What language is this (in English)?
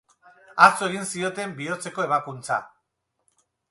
Basque